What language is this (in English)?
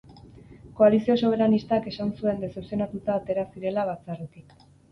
Basque